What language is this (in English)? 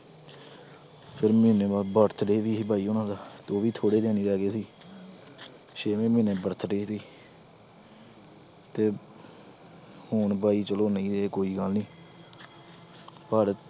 Punjabi